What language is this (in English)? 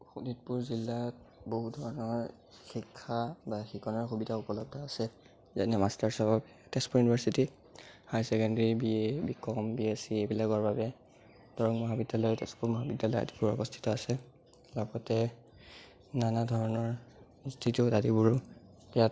Assamese